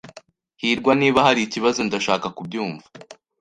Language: Kinyarwanda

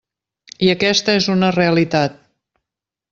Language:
Catalan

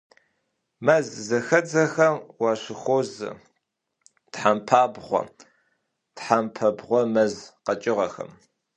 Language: Kabardian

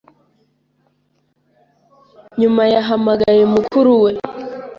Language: Kinyarwanda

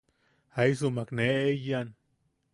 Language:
Yaqui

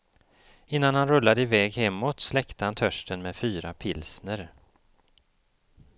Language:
Swedish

